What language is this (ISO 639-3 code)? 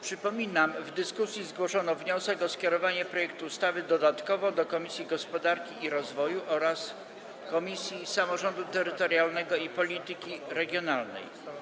pol